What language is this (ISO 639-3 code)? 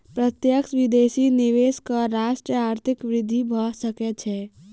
mai